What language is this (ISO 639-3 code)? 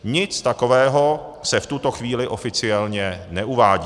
ces